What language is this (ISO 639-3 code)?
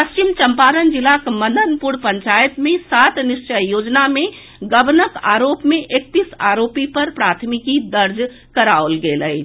mai